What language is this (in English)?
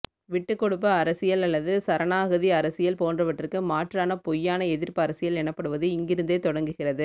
Tamil